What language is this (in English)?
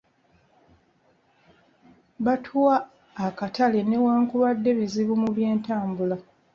Ganda